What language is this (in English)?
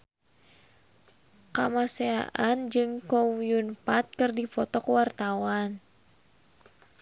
Sundanese